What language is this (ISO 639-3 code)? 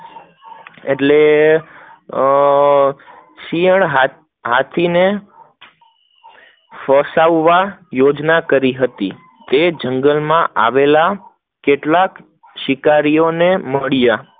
guj